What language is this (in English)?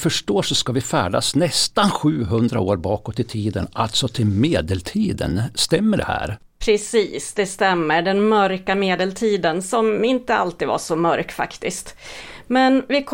Swedish